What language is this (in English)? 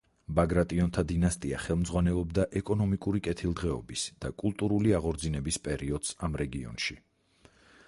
Georgian